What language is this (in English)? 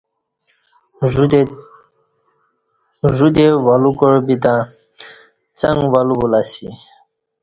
Kati